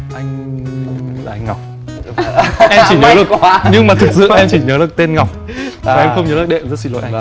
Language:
Vietnamese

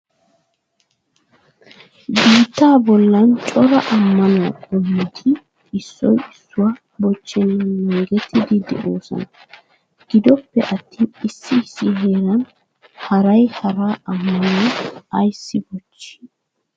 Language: Wolaytta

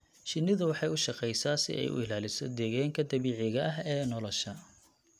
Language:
Somali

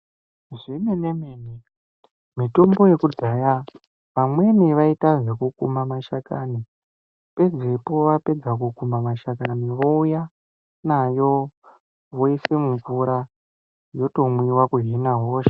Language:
Ndau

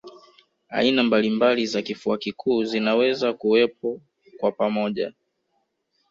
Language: Swahili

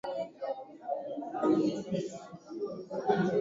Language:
Swahili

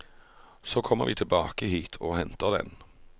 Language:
Norwegian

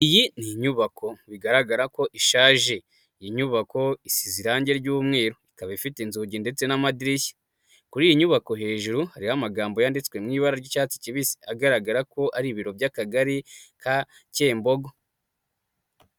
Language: Kinyarwanda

